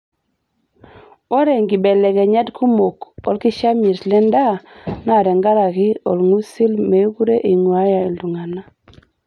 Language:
Masai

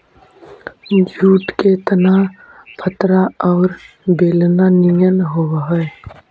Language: Magahi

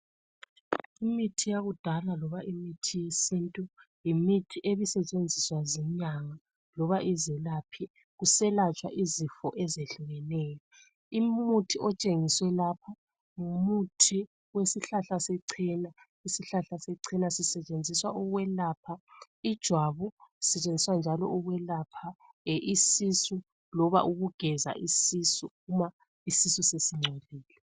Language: North Ndebele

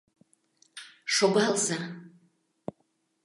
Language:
Mari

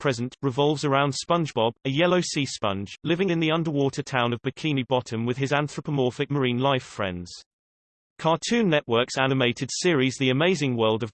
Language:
English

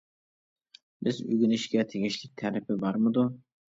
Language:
Uyghur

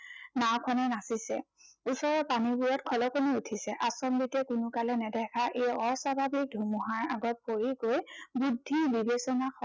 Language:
Assamese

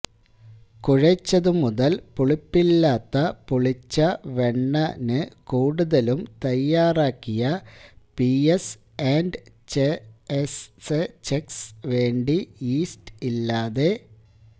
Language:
Malayalam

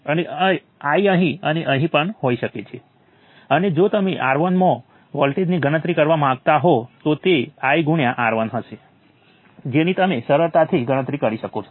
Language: Gujarati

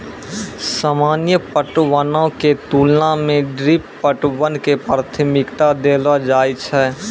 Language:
Maithili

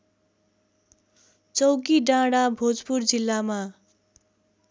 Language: Nepali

